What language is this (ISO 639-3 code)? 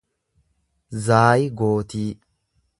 orm